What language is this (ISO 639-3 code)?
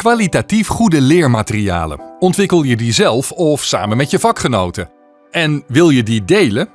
nld